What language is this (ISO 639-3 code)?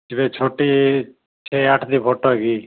pan